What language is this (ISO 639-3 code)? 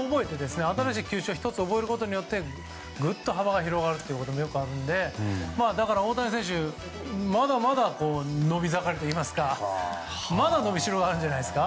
jpn